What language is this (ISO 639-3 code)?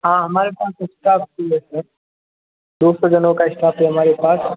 hin